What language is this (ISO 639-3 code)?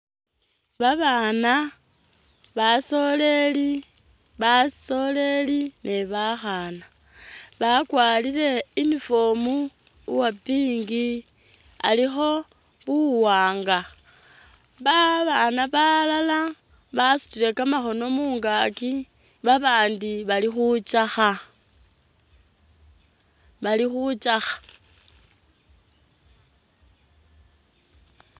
myx